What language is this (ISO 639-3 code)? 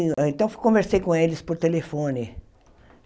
por